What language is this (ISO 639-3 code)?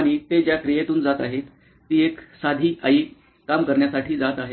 mar